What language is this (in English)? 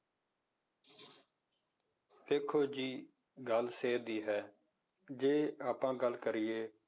Punjabi